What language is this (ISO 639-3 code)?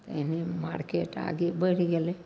mai